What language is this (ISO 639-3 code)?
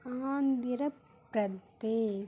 tam